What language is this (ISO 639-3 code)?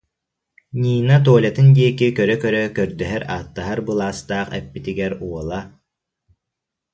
sah